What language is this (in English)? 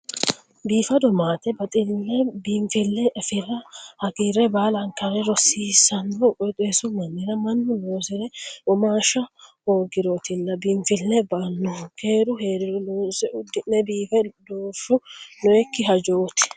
Sidamo